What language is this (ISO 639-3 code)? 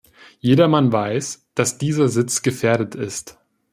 deu